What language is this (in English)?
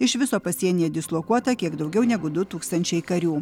Lithuanian